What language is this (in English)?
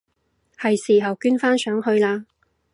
Cantonese